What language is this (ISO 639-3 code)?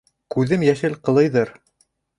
bak